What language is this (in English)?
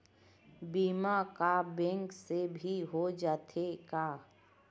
Chhattisgarhi